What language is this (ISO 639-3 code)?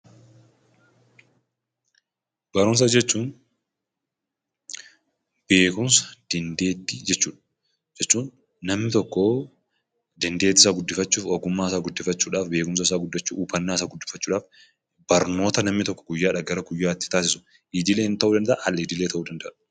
orm